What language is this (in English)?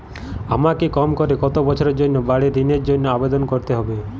Bangla